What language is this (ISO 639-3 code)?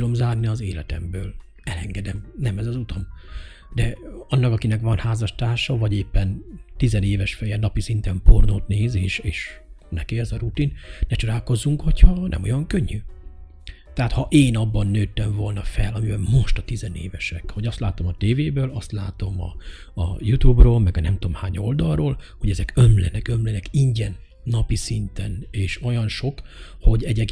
hun